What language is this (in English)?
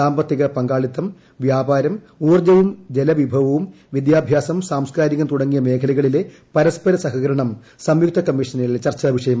Malayalam